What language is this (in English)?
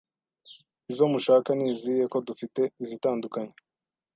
Kinyarwanda